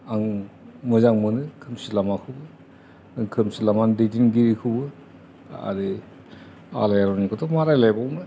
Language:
Bodo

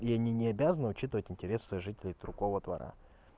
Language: Russian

